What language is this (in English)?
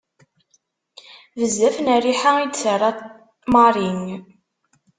Kabyle